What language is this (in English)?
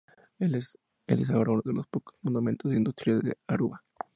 Spanish